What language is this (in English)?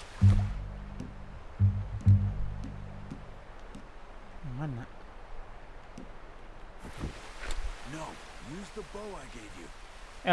Indonesian